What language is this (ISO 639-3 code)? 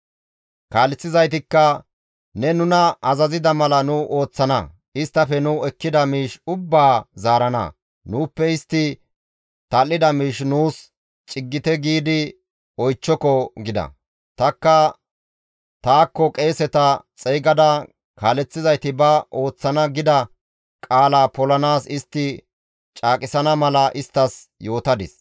gmv